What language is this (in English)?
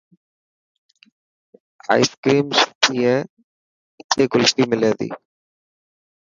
Dhatki